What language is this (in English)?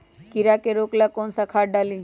Magahi